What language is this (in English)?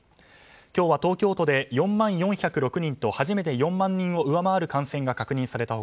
Japanese